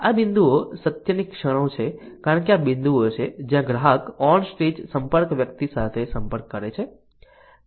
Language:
Gujarati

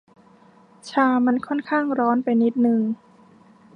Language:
Thai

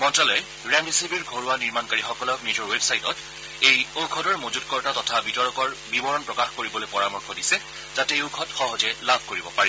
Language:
Assamese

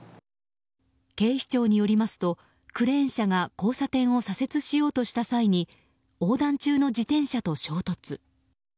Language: Japanese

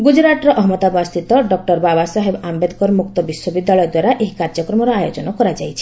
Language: Odia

